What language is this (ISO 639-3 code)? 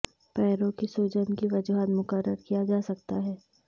urd